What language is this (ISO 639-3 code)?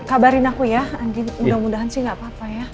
ind